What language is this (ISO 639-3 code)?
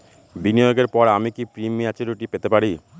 ben